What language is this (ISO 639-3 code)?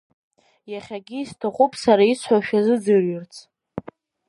abk